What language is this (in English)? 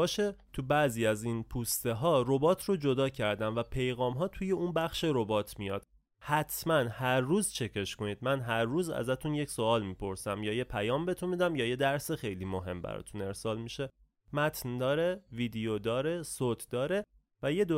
Persian